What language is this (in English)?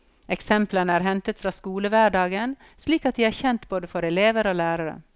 Norwegian